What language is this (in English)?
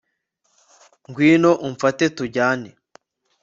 Kinyarwanda